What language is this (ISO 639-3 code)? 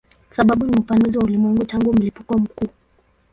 swa